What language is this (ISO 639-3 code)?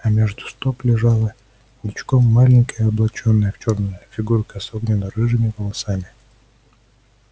rus